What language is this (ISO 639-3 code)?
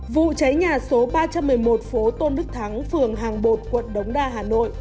vie